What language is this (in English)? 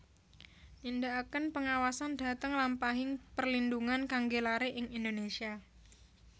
Javanese